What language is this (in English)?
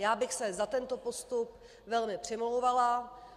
Czech